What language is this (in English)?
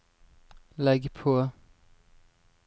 Norwegian